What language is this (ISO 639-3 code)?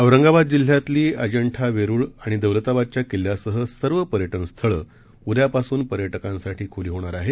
mar